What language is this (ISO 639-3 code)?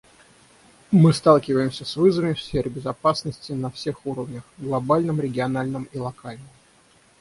rus